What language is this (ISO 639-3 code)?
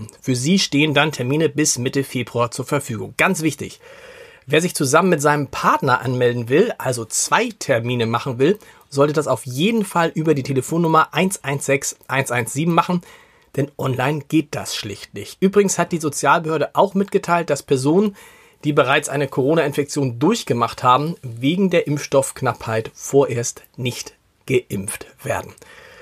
deu